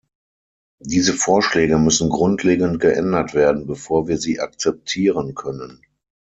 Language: German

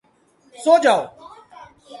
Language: Urdu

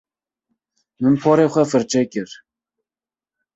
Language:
Kurdish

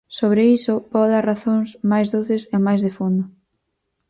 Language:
Galician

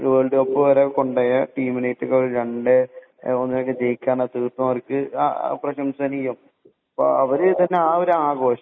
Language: Malayalam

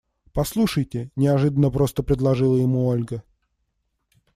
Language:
Russian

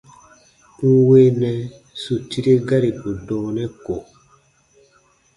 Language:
Baatonum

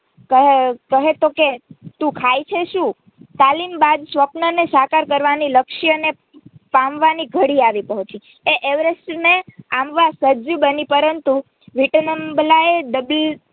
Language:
Gujarati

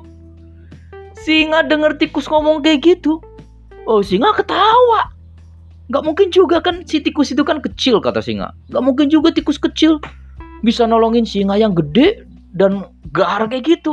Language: Indonesian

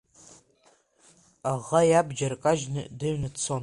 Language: Abkhazian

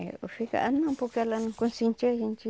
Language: Portuguese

